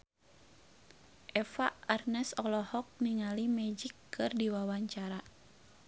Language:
Sundanese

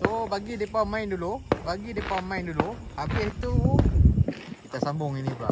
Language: Malay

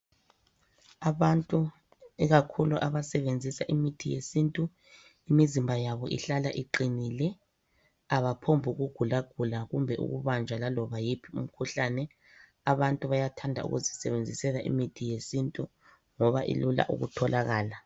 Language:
North Ndebele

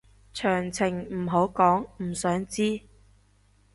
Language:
Cantonese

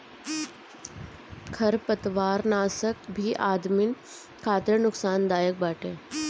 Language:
Bhojpuri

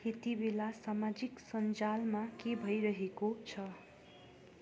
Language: Nepali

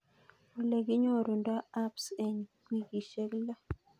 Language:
Kalenjin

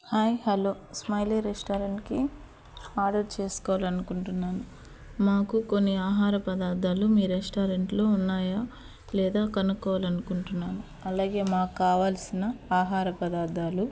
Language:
Telugu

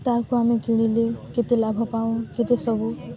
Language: Odia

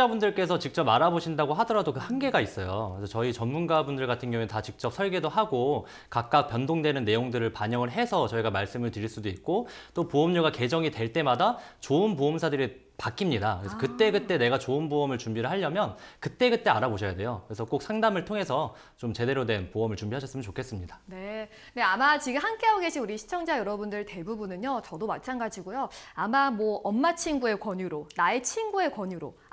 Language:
Korean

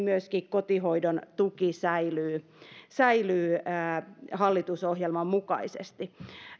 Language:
Finnish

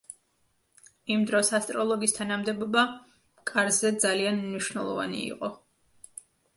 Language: Georgian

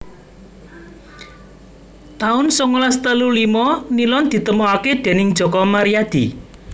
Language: Javanese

